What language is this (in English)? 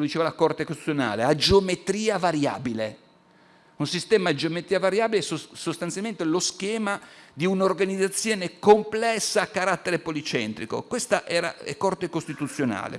Italian